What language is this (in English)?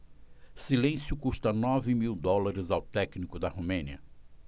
Portuguese